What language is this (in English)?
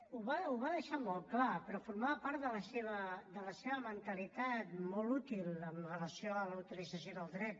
Catalan